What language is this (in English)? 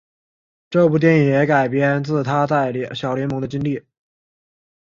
Chinese